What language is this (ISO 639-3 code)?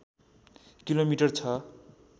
nep